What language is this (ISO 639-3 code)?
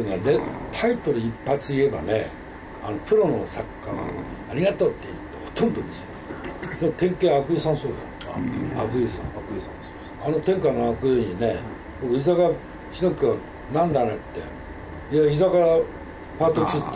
jpn